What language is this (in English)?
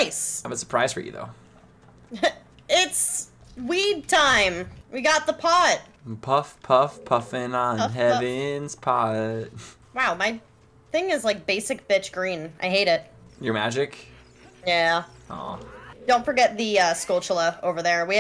English